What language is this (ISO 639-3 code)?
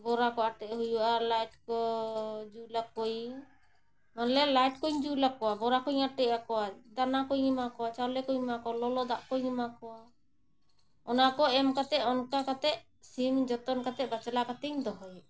sat